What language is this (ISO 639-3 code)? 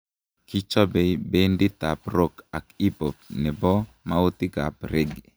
kln